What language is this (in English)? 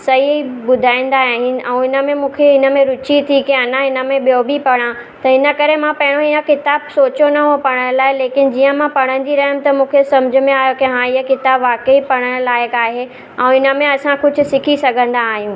Sindhi